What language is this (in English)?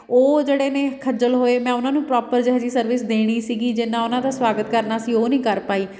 Punjabi